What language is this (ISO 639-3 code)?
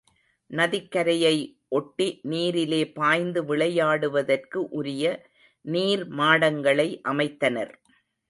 tam